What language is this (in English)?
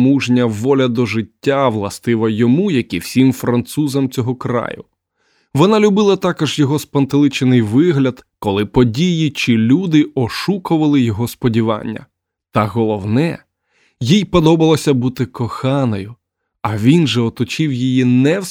Ukrainian